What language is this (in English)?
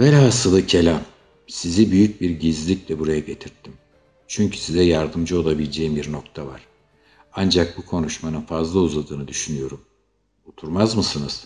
Turkish